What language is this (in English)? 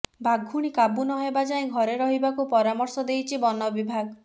Odia